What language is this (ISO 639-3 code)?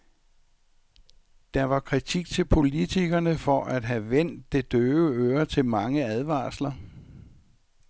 dan